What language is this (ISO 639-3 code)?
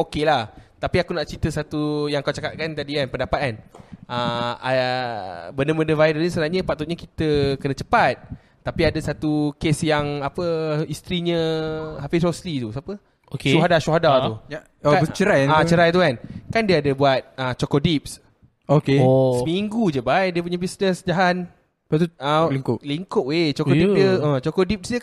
msa